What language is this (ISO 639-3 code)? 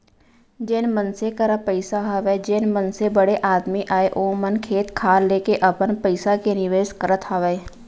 hne